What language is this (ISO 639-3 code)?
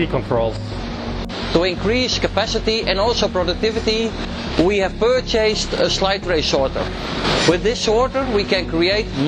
eng